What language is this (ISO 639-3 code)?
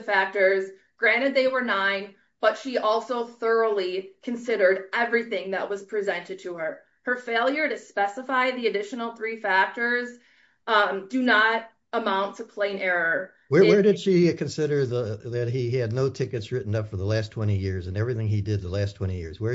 eng